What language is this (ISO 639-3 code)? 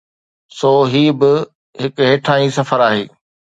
snd